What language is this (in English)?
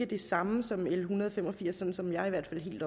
Danish